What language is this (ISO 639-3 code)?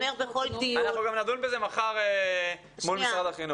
heb